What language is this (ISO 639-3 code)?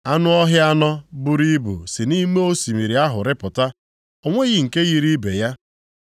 ibo